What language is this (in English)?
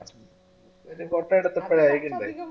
Malayalam